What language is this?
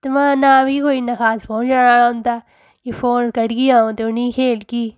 Dogri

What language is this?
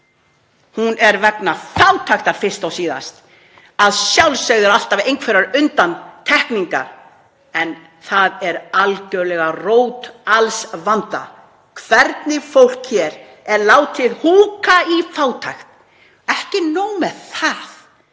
Icelandic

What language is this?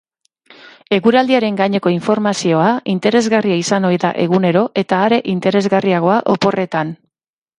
Basque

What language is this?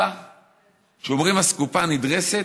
Hebrew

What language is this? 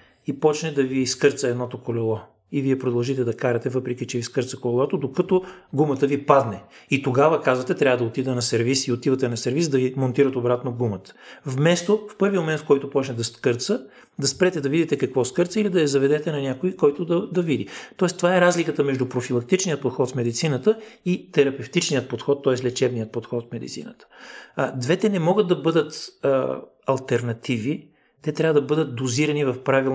Bulgarian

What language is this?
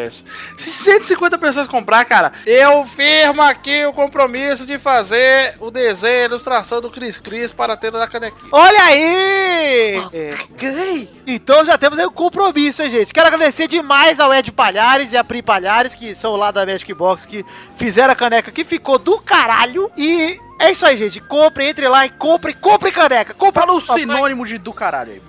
Portuguese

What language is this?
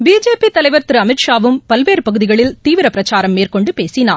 Tamil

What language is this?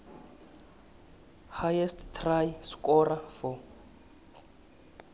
South Ndebele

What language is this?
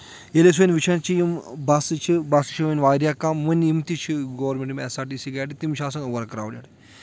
Kashmiri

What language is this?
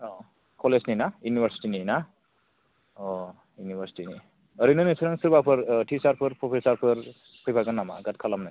Bodo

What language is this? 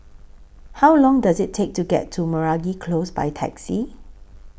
English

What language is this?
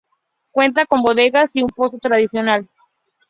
Spanish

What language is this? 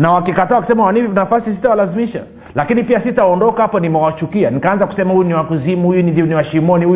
Swahili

